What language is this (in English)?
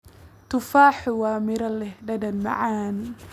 Somali